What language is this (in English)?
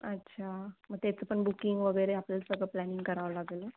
Marathi